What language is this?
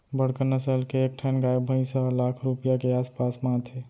Chhattisgarhi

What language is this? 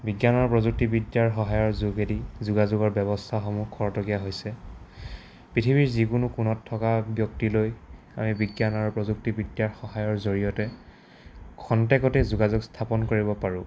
Assamese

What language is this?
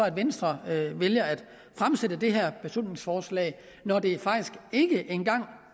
Danish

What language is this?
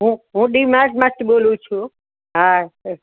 Gujarati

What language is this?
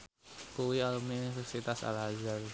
Javanese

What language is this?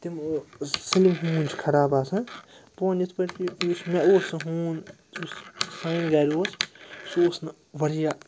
Kashmiri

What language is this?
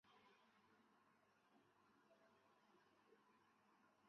Chinese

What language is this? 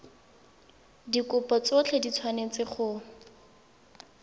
Tswana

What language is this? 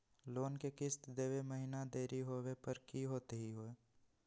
Magahi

